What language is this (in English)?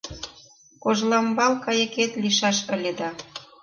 Mari